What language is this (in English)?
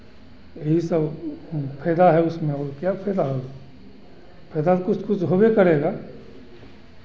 Hindi